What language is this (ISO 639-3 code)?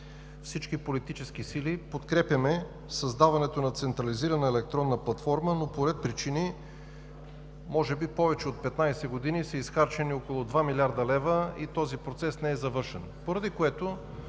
bul